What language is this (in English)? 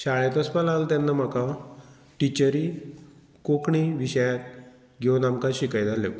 Konkani